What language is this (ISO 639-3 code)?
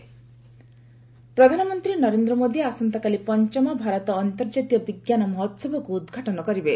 ori